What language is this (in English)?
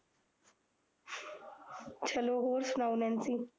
Punjabi